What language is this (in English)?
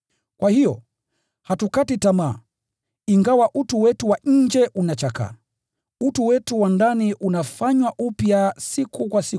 Swahili